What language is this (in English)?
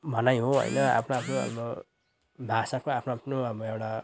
Nepali